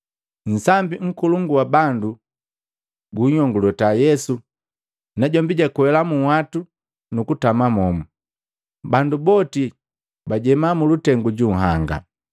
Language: Matengo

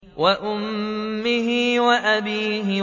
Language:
Arabic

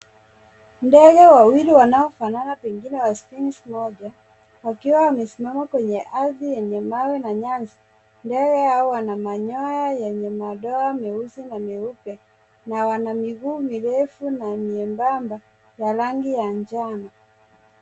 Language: Swahili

